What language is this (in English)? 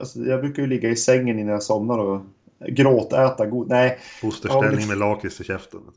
Swedish